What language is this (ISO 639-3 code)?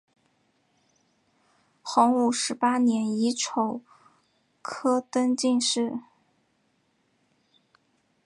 zho